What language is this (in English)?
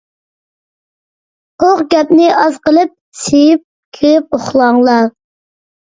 Uyghur